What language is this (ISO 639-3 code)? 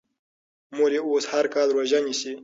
pus